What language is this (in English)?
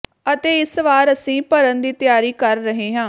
Punjabi